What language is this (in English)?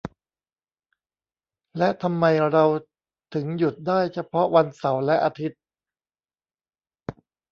Thai